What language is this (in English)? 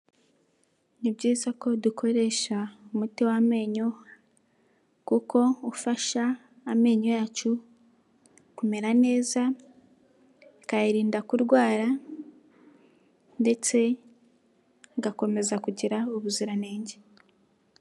Kinyarwanda